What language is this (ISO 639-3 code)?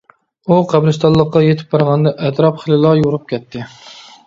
uig